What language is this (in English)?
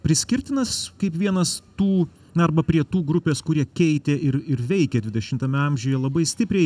Lithuanian